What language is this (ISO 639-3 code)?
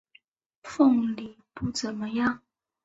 zho